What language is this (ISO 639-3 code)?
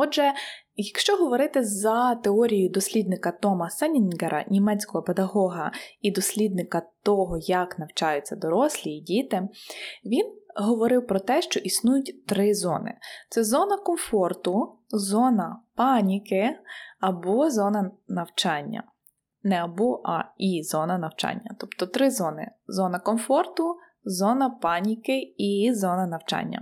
ukr